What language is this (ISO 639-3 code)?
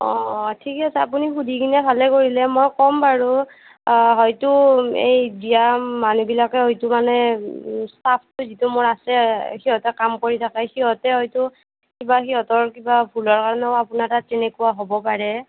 asm